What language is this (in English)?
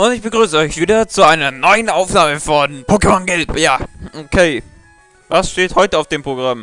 German